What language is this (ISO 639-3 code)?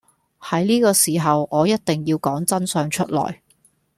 yue